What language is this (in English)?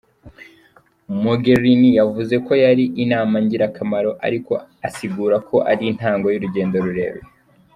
Kinyarwanda